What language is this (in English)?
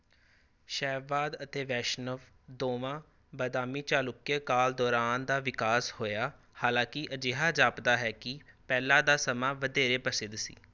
Punjabi